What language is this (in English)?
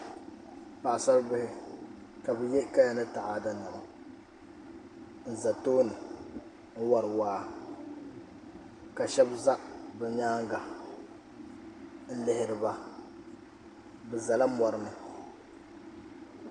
Dagbani